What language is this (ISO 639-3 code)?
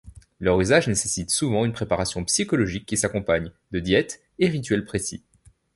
fra